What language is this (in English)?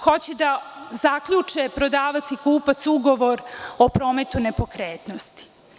Serbian